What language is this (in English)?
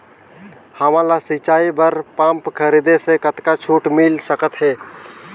Chhattisgarhi